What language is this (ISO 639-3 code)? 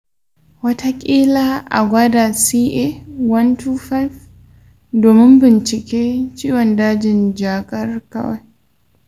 hau